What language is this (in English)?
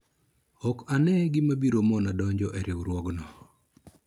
Luo (Kenya and Tanzania)